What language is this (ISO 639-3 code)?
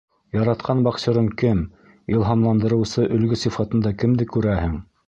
bak